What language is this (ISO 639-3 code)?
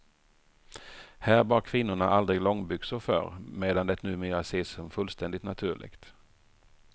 swe